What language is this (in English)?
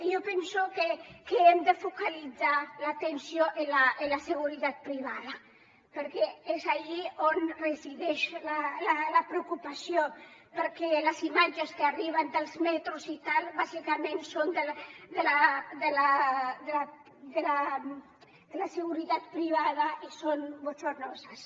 Catalan